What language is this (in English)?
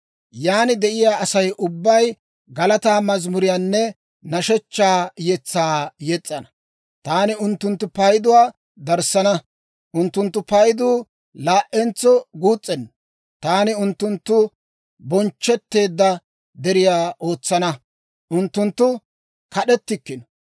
Dawro